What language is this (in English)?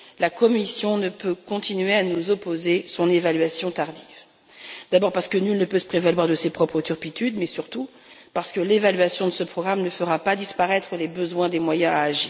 French